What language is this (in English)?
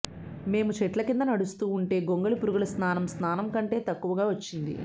Telugu